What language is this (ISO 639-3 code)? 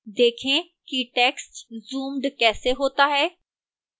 hin